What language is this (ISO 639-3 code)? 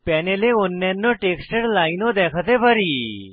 ben